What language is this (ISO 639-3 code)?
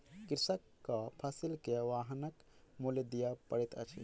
mai